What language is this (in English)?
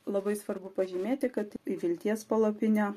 Lithuanian